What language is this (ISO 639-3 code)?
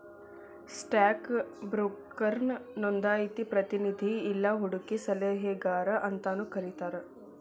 kan